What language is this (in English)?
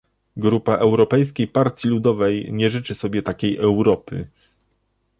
Polish